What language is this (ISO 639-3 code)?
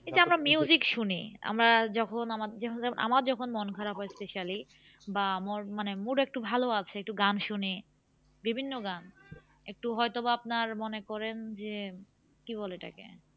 ben